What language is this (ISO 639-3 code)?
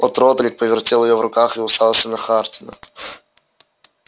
rus